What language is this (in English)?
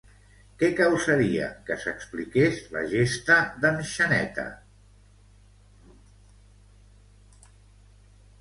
Catalan